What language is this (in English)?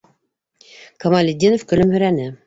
Bashkir